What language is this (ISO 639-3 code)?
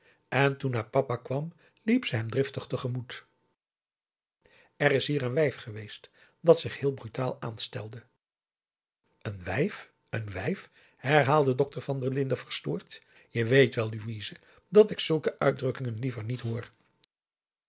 nld